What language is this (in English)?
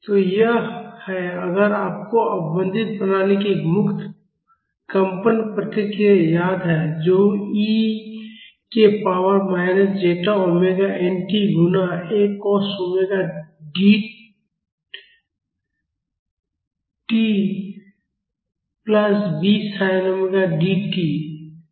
Hindi